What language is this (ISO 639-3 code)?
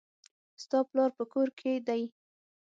pus